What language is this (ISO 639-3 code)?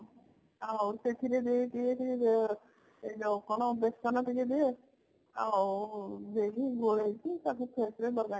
ori